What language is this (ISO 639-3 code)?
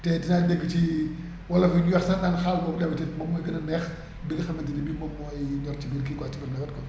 wol